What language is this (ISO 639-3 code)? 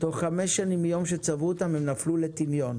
heb